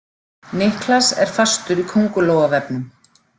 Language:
Icelandic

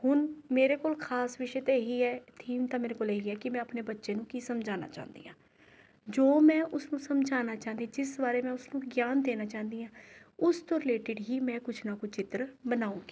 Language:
Punjabi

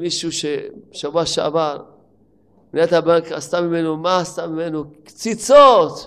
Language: Hebrew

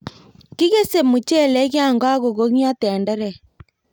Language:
Kalenjin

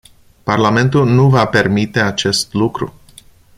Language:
Romanian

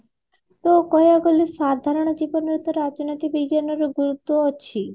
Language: Odia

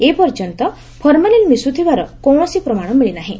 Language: Odia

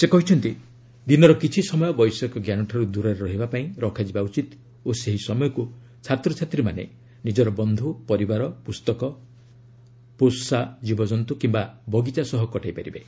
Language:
Odia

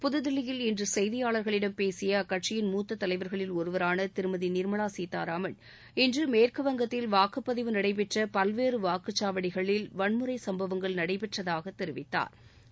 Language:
Tamil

